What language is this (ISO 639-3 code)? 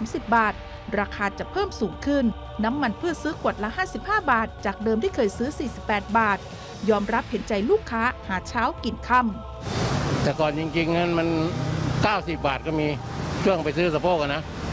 tha